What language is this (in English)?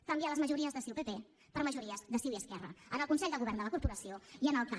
Catalan